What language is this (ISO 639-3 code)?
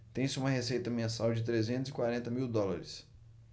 por